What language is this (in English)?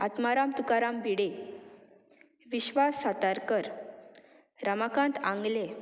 Konkani